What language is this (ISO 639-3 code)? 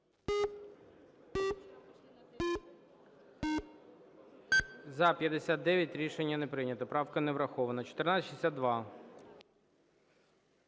ukr